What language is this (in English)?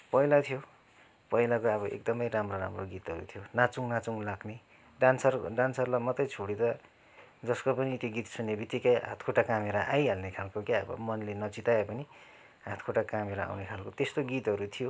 Nepali